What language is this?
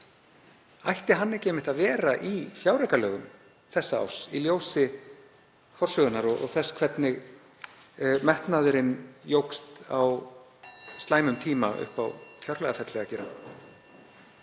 Icelandic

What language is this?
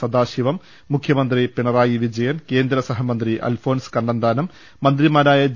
Malayalam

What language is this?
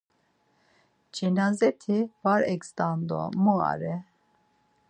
Laz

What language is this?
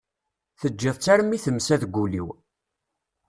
Kabyle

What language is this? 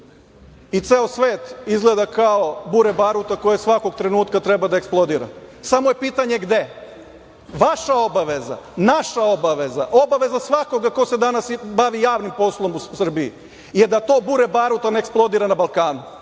Serbian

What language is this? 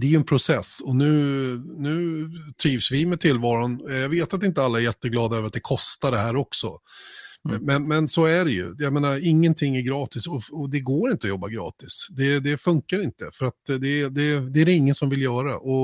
Swedish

